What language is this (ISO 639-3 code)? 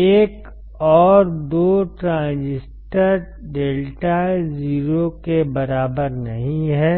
hin